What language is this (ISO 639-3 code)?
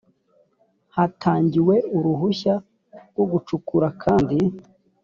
kin